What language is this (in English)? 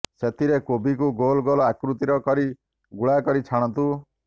Odia